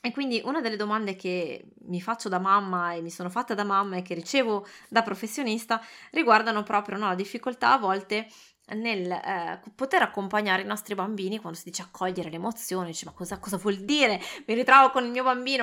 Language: Italian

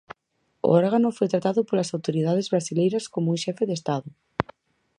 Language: Galician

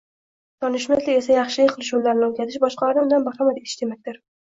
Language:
Uzbek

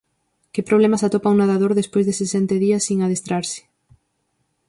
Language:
Galician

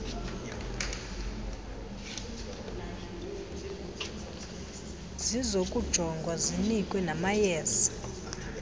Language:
Xhosa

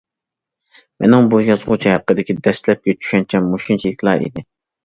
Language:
Uyghur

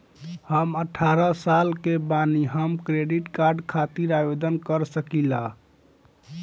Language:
Bhojpuri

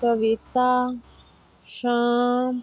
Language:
Dogri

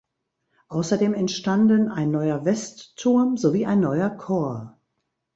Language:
German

